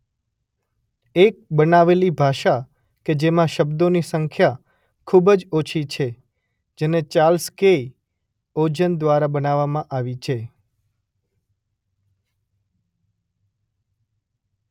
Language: Gujarati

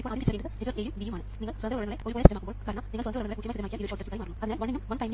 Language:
Malayalam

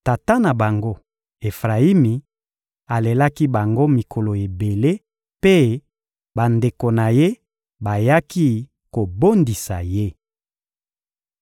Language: Lingala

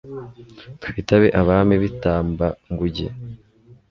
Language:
Kinyarwanda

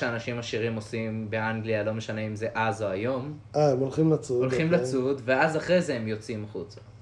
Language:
Hebrew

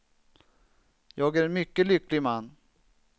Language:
Swedish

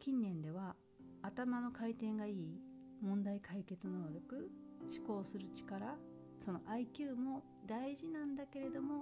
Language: Japanese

